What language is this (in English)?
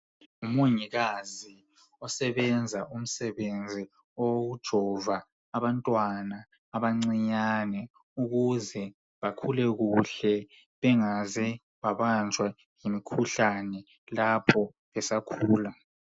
North Ndebele